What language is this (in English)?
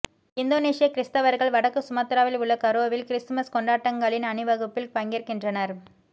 Tamil